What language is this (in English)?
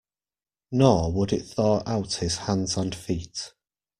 English